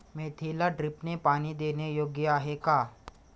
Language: Marathi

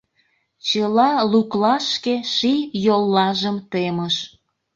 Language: Mari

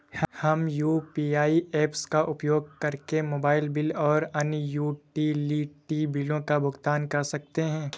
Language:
Hindi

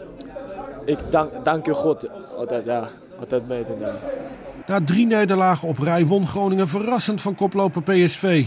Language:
Dutch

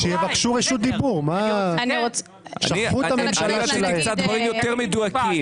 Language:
Hebrew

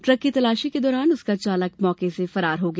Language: Hindi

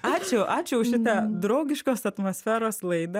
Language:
Lithuanian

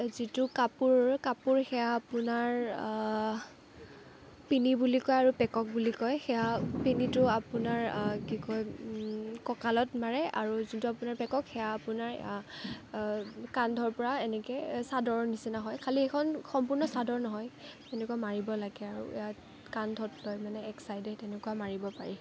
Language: Assamese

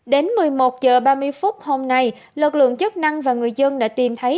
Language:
Vietnamese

